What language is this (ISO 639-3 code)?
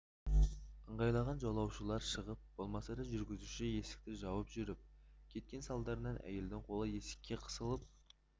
kaz